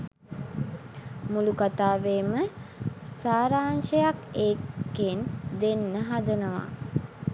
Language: Sinhala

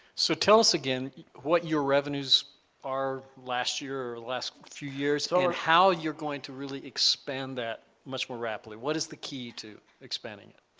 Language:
English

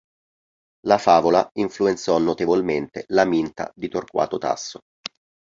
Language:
Italian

